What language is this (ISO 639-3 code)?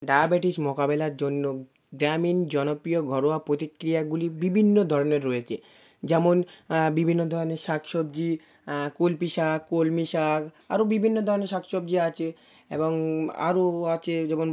ben